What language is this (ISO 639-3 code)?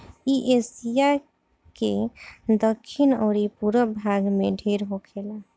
bho